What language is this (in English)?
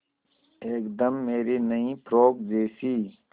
Hindi